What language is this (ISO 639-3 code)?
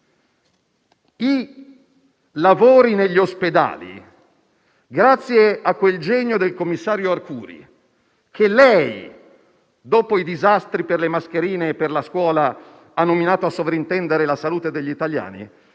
ita